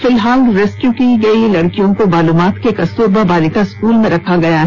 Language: Hindi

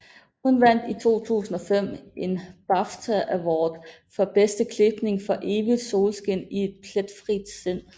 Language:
Danish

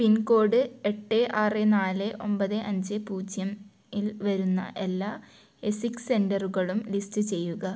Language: Malayalam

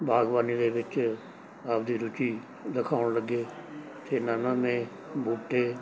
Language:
Punjabi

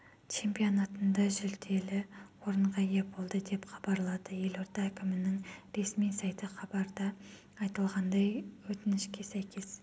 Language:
Kazakh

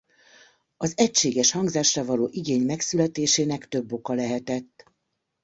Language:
Hungarian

